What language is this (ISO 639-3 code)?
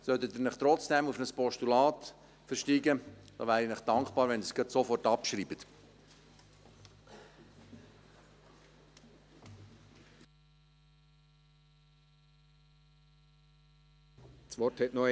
gsw